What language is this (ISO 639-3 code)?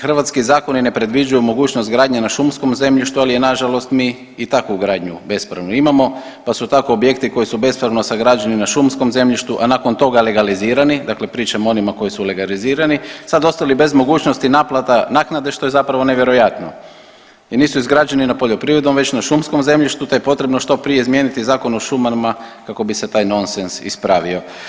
hrv